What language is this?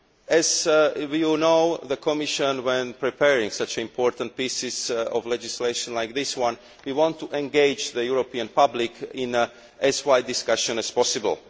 English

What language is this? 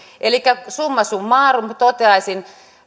Finnish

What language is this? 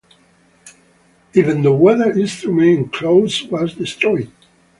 English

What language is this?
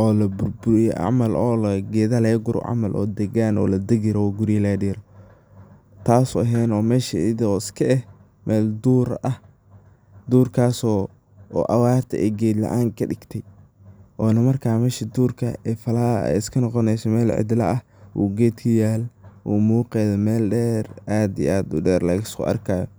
Somali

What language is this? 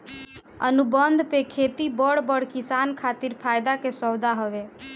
Bhojpuri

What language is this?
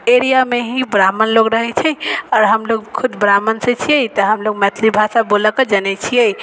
Maithili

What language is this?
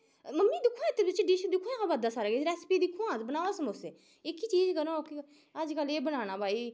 Dogri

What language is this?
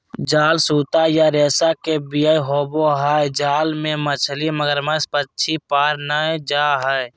Magahi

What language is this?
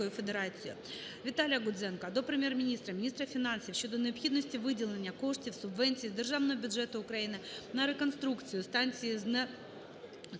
Ukrainian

